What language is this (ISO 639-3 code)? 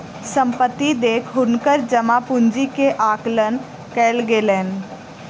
mai